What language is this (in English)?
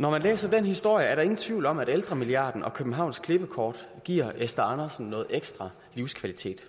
Danish